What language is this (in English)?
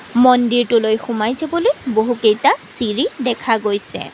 Assamese